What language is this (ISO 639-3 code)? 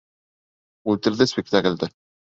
bak